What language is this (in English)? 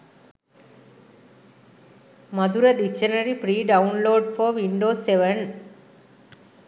Sinhala